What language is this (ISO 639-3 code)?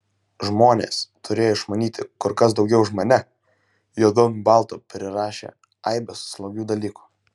lit